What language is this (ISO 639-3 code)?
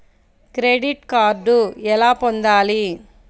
tel